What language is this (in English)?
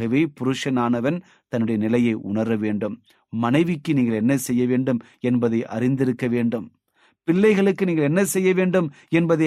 Tamil